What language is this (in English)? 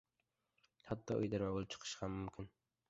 Uzbek